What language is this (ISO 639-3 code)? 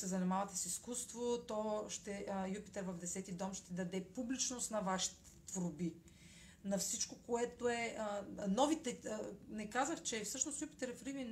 bul